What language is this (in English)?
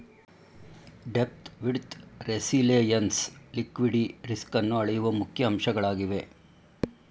Kannada